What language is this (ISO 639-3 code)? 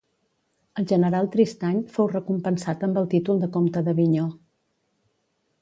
cat